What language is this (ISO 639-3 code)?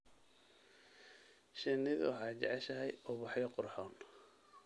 som